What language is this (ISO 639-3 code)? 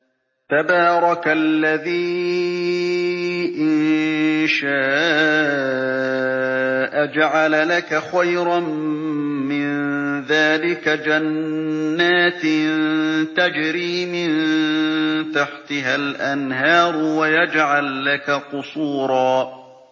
ara